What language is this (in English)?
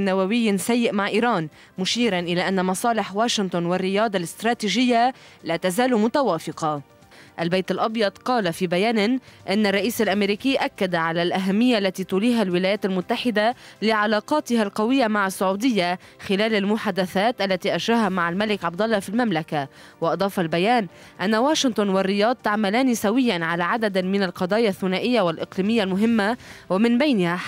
Arabic